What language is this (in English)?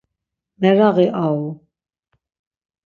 Laz